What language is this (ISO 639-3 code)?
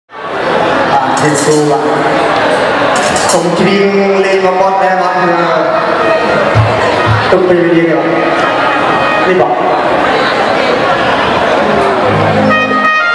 tha